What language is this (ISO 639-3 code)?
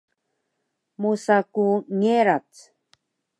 trv